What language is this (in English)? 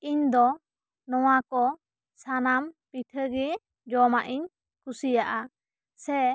Santali